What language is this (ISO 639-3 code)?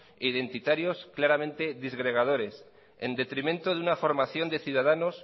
spa